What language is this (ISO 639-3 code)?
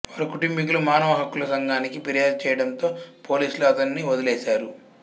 tel